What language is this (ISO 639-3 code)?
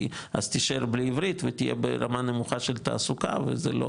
heb